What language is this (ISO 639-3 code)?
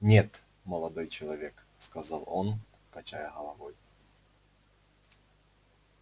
rus